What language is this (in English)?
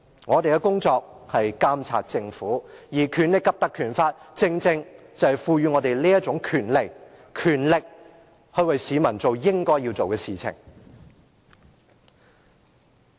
Cantonese